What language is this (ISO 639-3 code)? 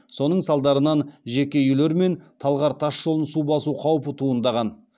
kaz